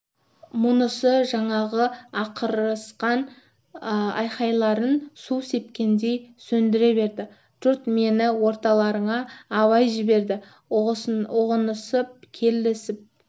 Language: Kazakh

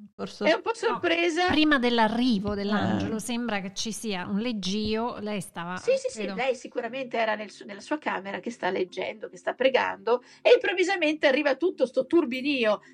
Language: Italian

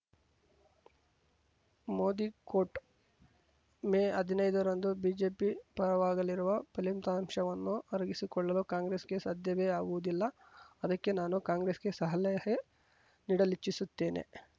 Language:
Kannada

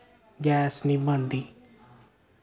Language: Dogri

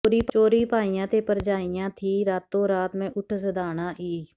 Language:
Punjabi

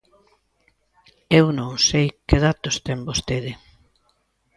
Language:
Galician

